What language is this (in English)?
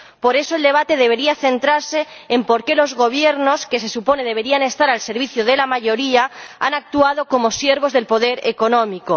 Spanish